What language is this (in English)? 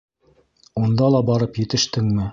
Bashkir